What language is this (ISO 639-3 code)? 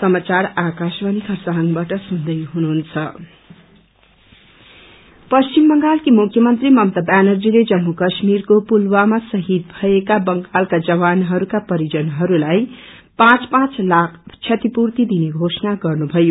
nep